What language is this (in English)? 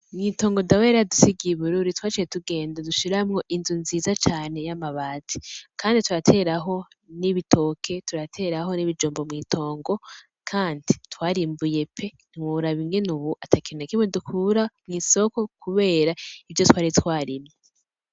Rundi